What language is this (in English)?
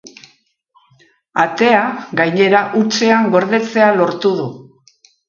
Basque